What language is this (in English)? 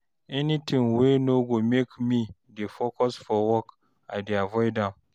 Nigerian Pidgin